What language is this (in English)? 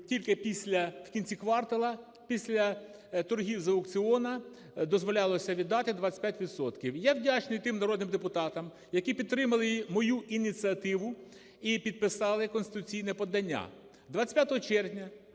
Ukrainian